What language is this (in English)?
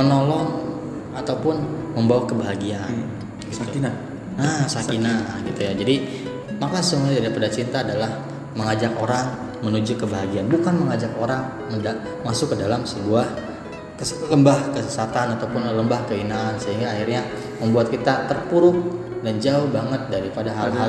Indonesian